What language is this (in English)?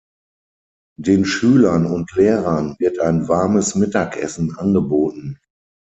German